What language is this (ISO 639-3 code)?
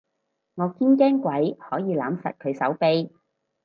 yue